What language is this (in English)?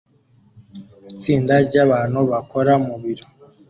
Kinyarwanda